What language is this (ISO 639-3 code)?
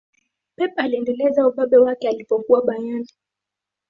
swa